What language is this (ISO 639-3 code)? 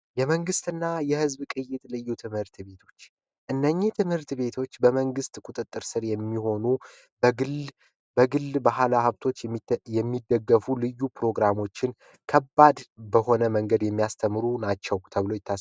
amh